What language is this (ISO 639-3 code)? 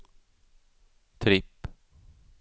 swe